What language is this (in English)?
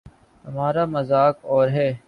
Urdu